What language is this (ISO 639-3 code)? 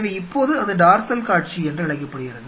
tam